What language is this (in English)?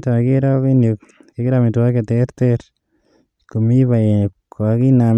Kalenjin